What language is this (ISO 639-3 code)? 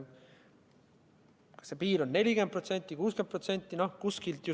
est